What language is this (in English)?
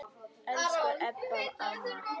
Icelandic